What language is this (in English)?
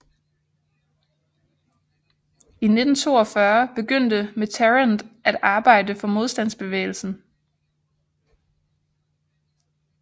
Danish